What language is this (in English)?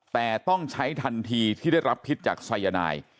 Thai